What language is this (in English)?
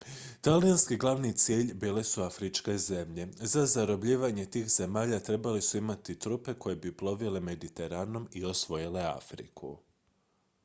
Croatian